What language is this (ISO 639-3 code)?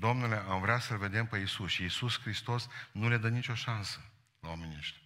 ron